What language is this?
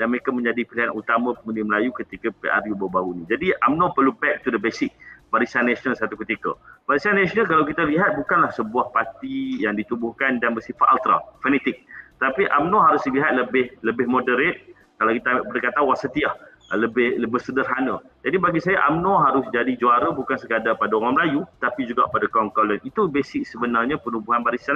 Malay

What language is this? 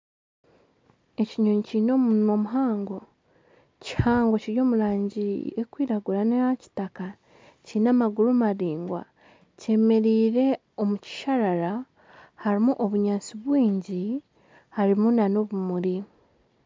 Nyankole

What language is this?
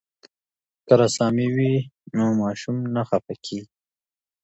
Pashto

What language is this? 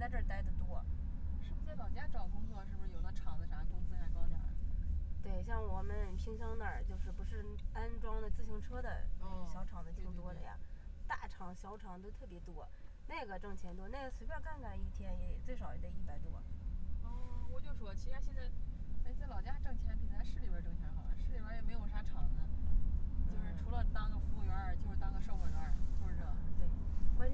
Chinese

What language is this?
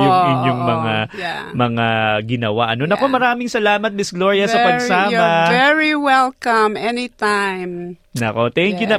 Filipino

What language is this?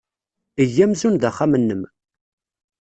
Kabyle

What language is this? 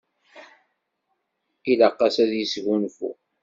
Kabyle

